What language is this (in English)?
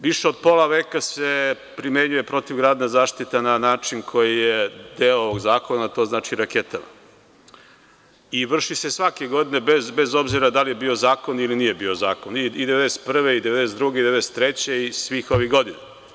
Serbian